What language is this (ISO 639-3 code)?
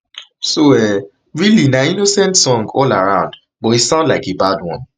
pcm